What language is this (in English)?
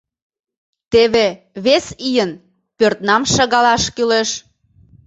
Mari